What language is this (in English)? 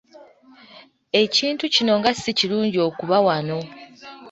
Ganda